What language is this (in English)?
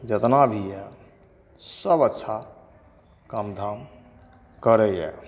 Maithili